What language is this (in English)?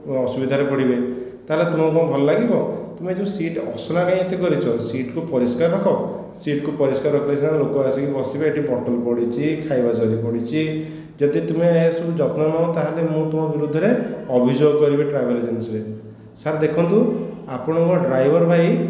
Odia